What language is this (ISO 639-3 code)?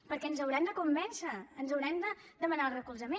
cat